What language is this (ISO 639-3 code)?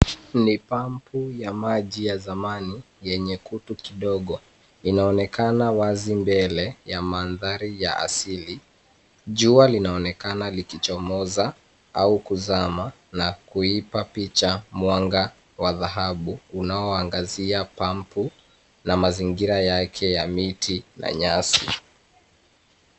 swa